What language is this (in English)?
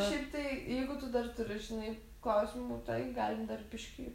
Lithuanian